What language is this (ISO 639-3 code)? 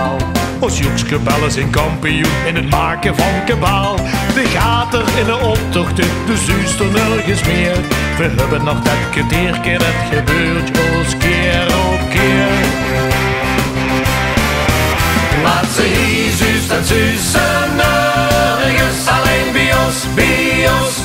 nld